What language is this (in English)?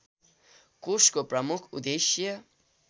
Nepali